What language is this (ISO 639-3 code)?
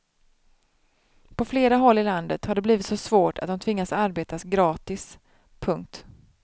swe